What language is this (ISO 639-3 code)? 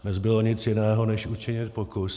ces